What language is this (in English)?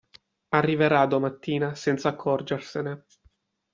Italian